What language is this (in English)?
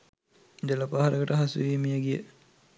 Sinhala